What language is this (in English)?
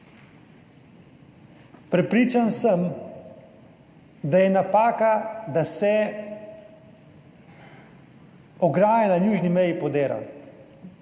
Slovenian